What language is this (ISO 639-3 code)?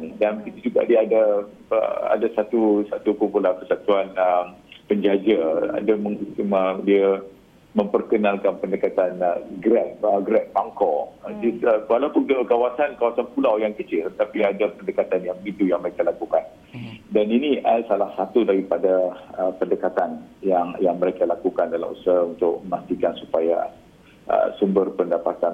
msa